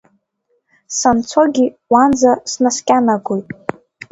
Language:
Abkhazian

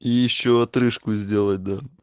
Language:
Russian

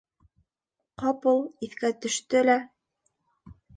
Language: Bashkir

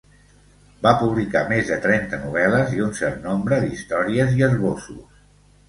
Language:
Catalan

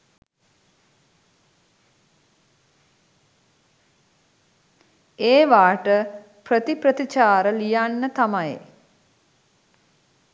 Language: Sinhala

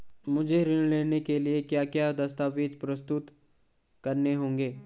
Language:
Hindi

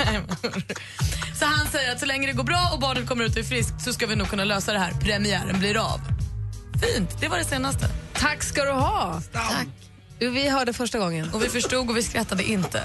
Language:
Swedish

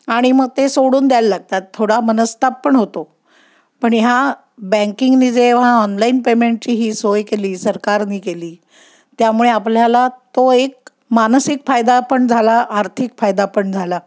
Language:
Marathi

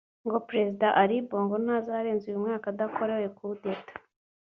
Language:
Kinyarwanda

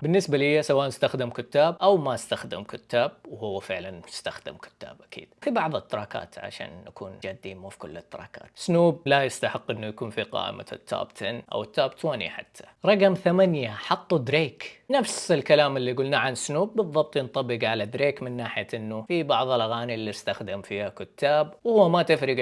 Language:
Arabic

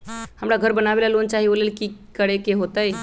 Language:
Magahi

